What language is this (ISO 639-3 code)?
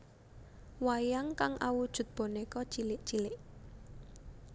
jav